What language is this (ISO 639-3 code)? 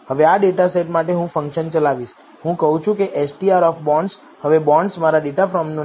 guj